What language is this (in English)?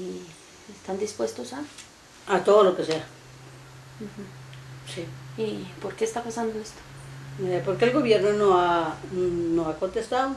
Spanish